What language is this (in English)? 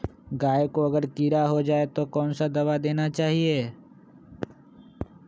Magahi